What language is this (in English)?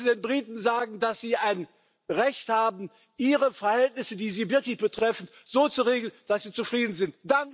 German